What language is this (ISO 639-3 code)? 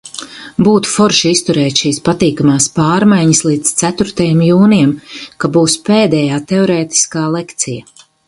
lav